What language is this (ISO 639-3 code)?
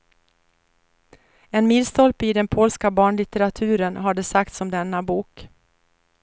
swe